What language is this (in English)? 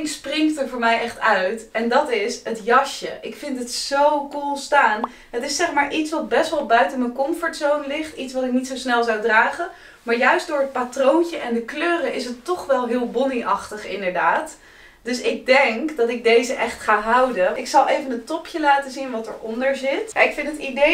Dutch